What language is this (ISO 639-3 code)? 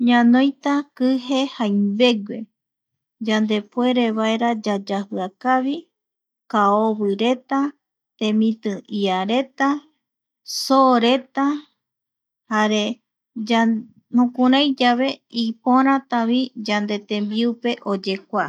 gui